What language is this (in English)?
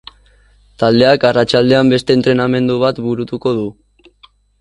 Basque